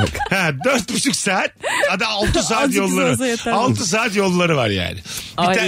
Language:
Turkish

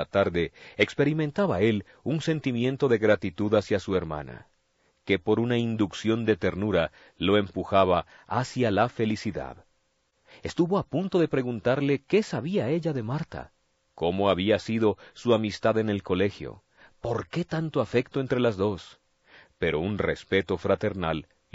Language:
Spanish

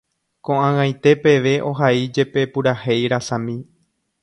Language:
Guarani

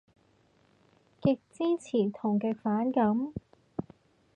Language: Cantonese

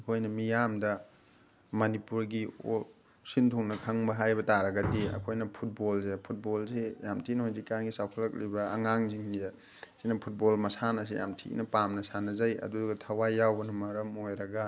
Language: Manipuri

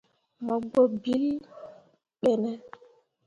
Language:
Mundang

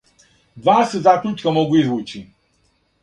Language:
Serbian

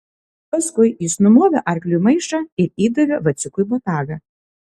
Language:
Lithuanian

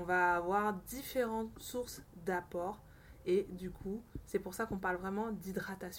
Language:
French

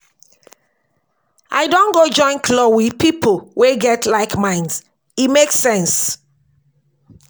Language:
Nigerian Pidgin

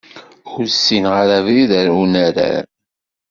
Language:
Kabyle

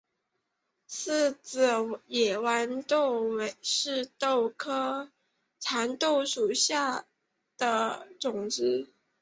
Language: Chinese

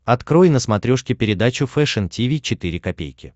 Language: Russian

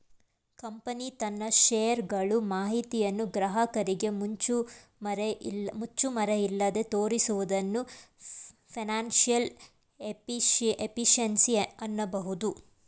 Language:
Kannada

